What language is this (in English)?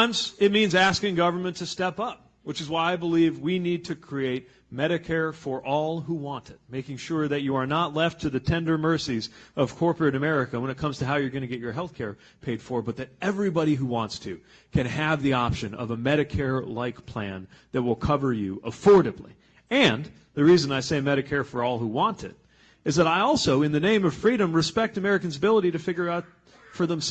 English